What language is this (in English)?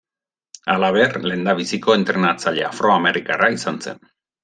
Basque